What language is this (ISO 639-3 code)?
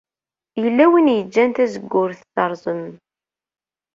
kab